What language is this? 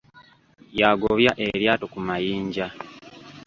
Ganda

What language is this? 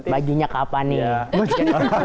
Indonesian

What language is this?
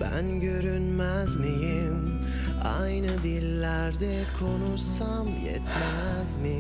Turkish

